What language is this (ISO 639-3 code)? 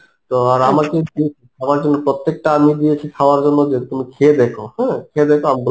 ben